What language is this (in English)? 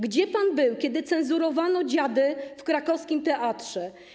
Polish